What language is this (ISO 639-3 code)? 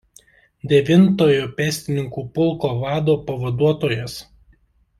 lit